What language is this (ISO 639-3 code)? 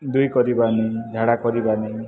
ori